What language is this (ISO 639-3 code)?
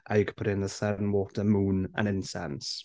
eng